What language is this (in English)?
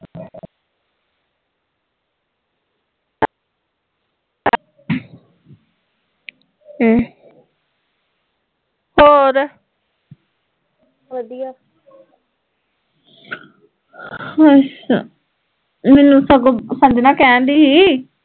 Punjabi